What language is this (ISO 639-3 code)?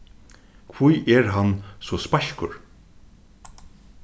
fao